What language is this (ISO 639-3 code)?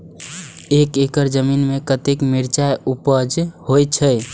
mai